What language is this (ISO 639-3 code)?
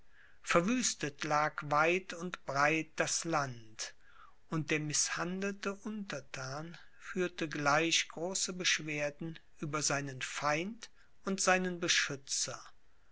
deu